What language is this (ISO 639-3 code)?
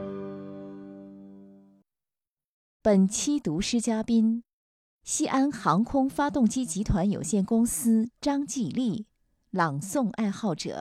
zho